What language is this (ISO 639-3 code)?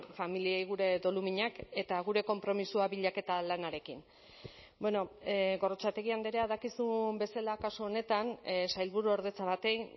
eus